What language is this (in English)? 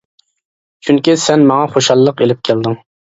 Uyghur